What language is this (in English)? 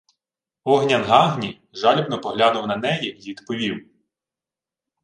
Ukrainian